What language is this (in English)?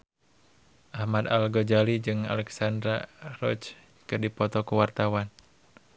Sundanese